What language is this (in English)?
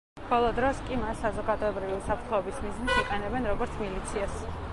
Georgian